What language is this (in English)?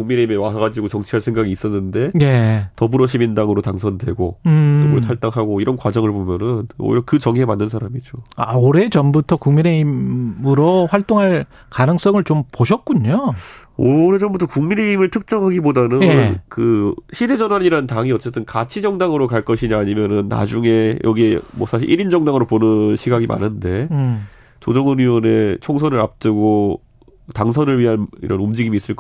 Korean